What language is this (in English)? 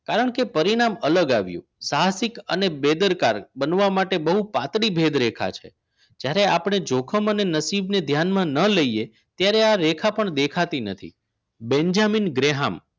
Gujarati